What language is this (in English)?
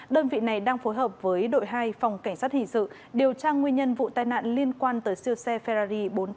Vietnamese